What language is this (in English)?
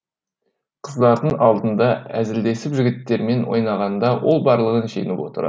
Kazakh